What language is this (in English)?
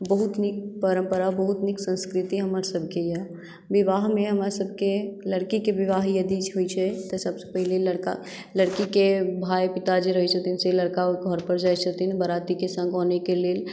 Maithili